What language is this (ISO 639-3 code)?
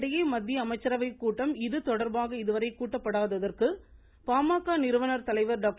tam